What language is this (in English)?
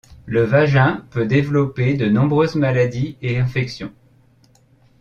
French